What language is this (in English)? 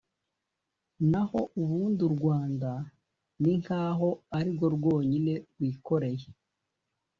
Kinyarwanda